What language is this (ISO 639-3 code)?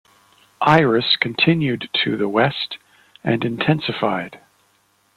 eng